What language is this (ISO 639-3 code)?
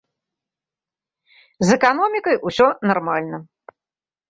bel